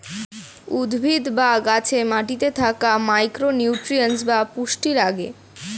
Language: Bangla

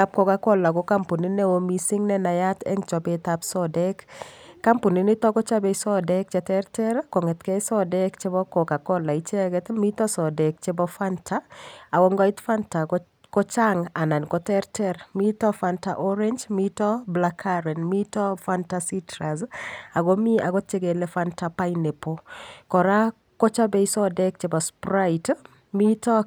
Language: Kalenjin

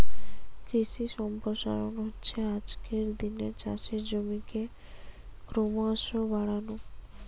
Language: Bangla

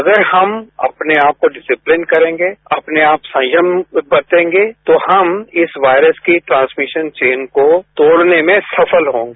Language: Hindi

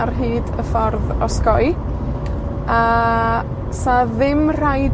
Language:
Welsh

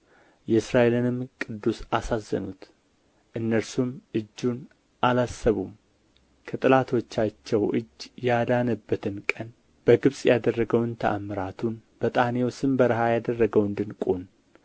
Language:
Amharic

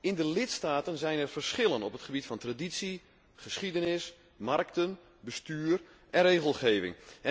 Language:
Dutch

